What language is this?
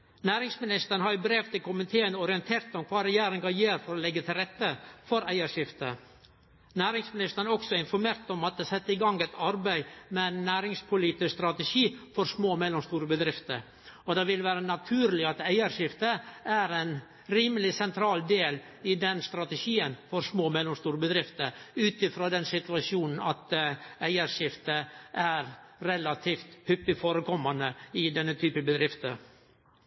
Norwegian Nynorsk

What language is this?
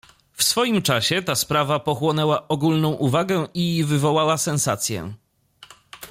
Polish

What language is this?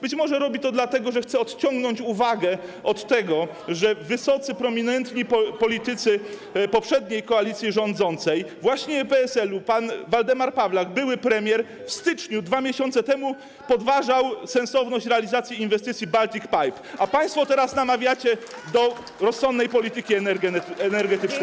Polish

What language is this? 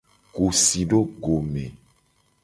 Gen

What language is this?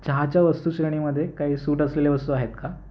Marathi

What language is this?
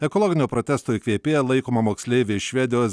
Lithuanian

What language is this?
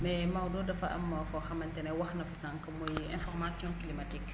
Wolof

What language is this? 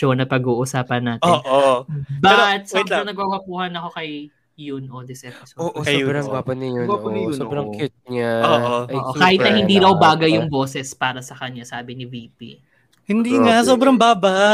Filipino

